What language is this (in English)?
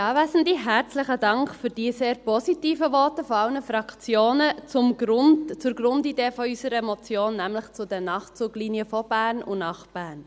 Swiss German